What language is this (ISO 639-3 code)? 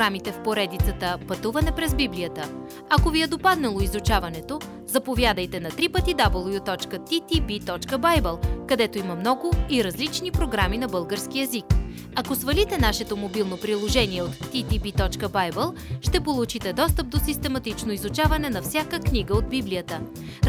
bul